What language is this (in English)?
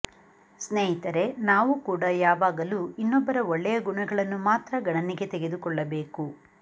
Kannada